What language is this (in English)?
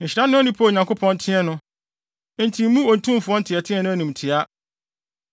Akan